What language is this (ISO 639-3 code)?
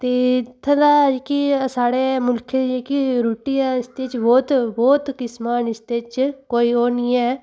doi